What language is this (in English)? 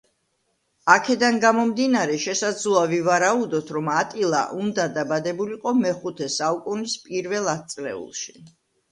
Georgian